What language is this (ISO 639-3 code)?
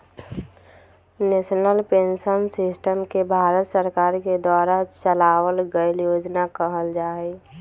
mag